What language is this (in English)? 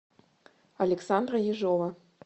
Russian